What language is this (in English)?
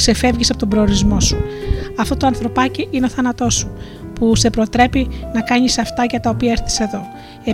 Greek